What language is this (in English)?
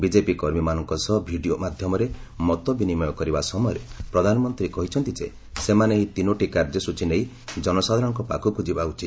Odia